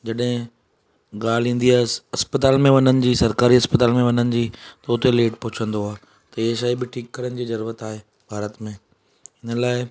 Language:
Sindhi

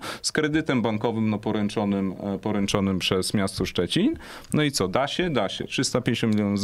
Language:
Polish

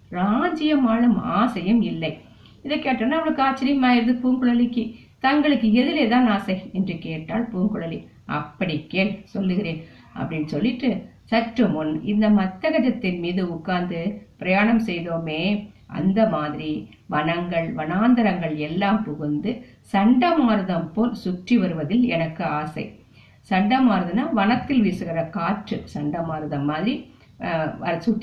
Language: Tamil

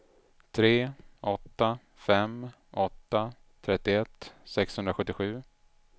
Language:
Swedish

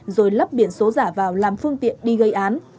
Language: Vietnamese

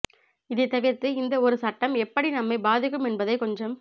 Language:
Tamil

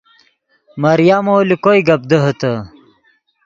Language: Yidgha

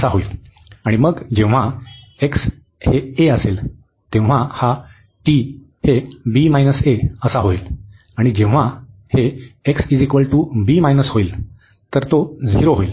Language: Marathi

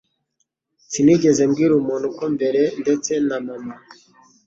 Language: Kinyarwanda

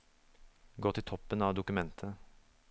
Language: Norwegian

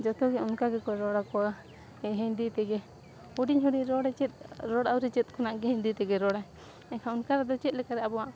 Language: Santali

